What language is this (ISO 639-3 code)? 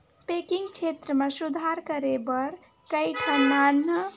hne